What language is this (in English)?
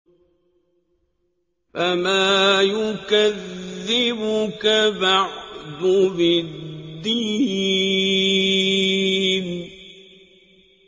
Arabic